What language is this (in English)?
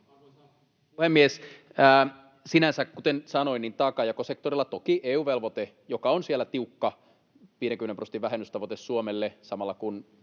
Finnish